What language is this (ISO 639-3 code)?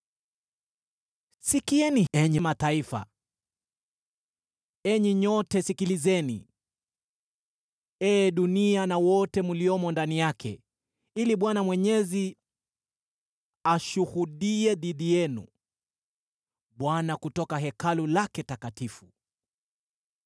swa